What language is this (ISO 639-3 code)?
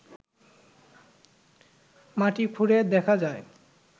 ben